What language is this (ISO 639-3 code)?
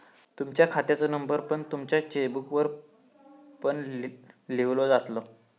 mar